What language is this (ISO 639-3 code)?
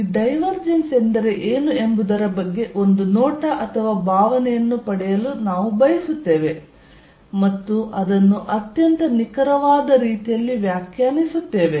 kan